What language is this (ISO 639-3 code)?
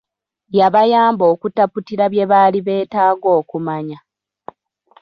lug